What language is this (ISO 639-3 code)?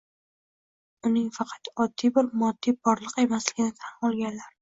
uzb